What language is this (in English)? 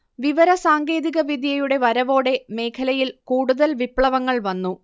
Malayalam